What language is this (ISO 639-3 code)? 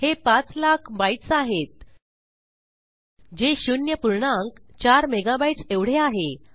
mar